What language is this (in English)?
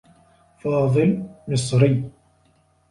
Arabic